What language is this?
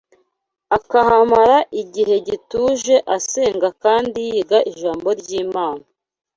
Kinyarwanda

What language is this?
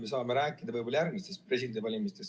Estonian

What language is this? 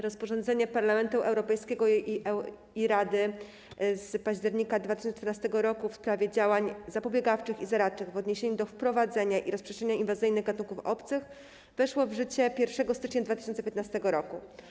Polish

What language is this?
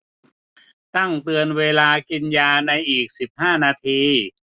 Thai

